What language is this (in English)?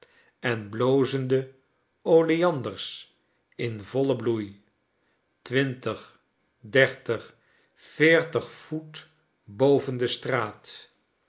Dutch